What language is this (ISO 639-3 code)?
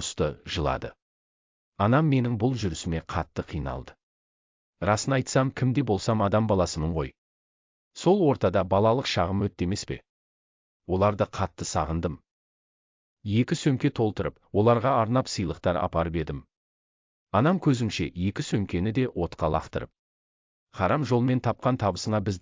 tur